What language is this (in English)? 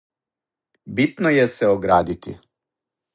Serbian